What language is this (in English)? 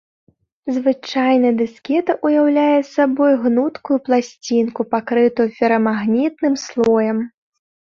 Belarusian